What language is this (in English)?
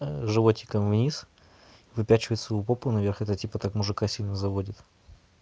Russian